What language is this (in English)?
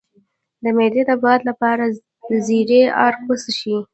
Pashto